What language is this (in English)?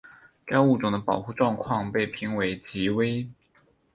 Chinese